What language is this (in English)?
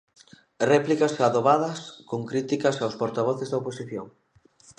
Galician